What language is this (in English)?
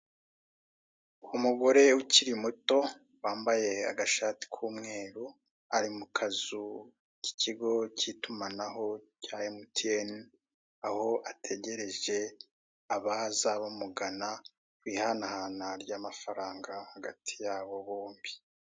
Kinyarwanda